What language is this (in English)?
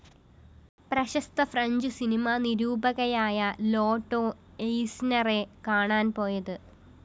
Malayalam